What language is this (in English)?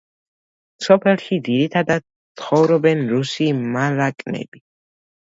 Georgian